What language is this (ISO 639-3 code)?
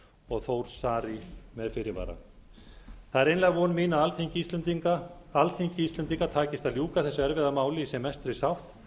isl